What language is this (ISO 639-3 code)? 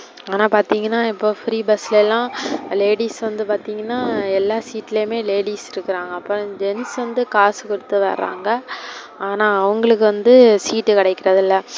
tam